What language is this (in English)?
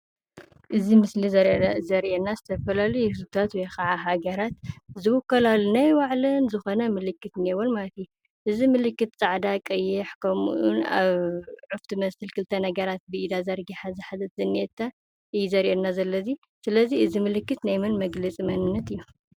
Tigrinya